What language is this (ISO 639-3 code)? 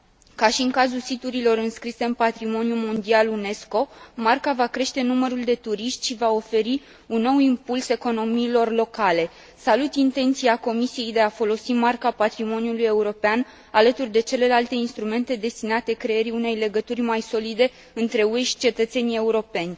ron